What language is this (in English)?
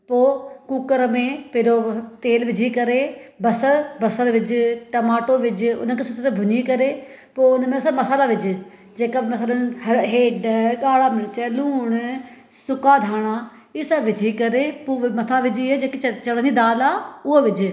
Sindhi